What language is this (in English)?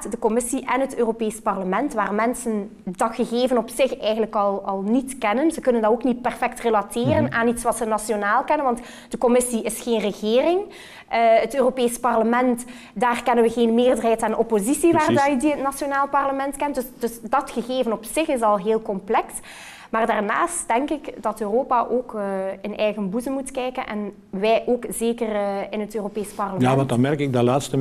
Dutch